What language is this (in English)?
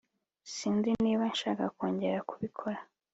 Kinyarwanda